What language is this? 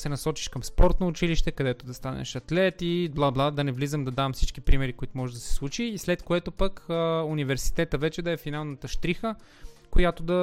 Bulgarian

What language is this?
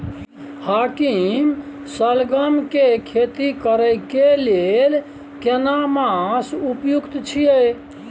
Maithili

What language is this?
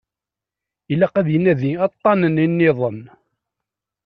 Kabyle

